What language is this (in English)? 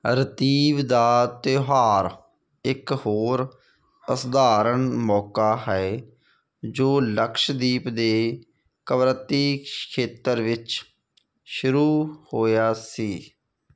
Punjabi